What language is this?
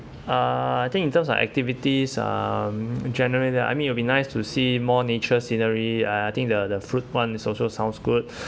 English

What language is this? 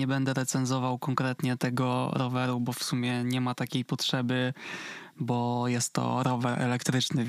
Polish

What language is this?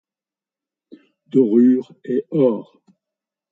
French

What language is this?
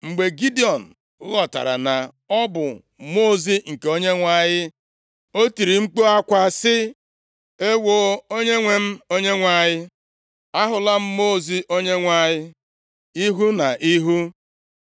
Igbo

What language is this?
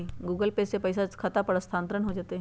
Magahi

